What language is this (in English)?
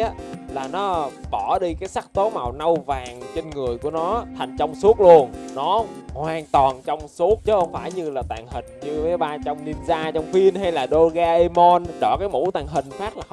Vietnamese